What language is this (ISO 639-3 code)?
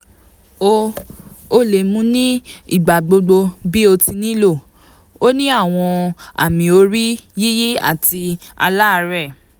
yor